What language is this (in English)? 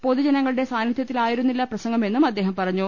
Malayalam